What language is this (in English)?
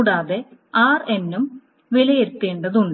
Malayalam